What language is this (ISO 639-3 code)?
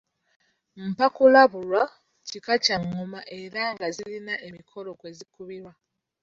lug